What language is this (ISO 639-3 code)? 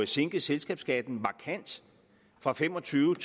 dan